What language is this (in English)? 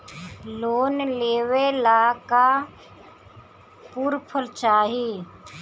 Bhojpuri